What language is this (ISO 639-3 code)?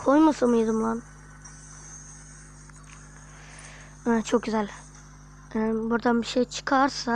tur